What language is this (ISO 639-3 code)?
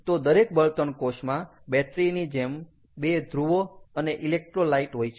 guj